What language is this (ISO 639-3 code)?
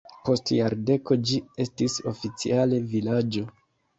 epo